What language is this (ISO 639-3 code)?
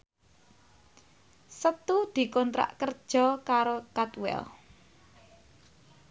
jav